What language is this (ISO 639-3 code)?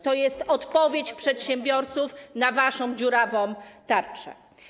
pol